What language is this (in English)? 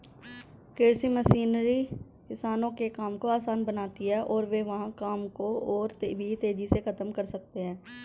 Hindi